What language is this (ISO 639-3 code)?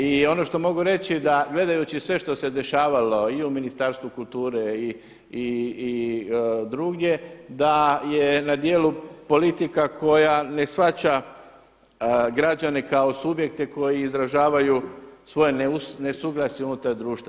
hrv